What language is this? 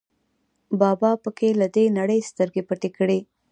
Pashto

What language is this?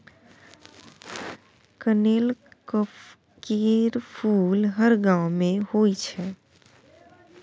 Maithili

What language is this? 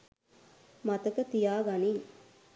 Sinhala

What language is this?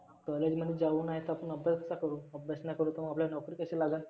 Marathi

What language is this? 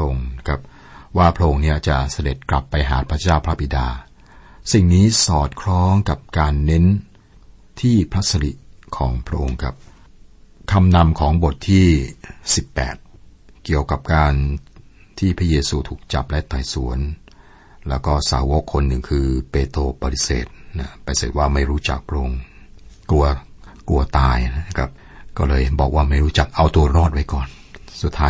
Thai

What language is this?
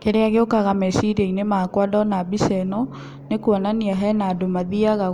Kikuyu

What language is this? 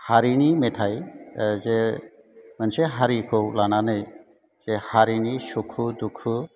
Bodo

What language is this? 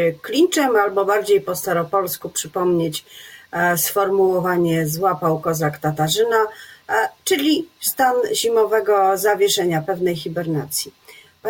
Polish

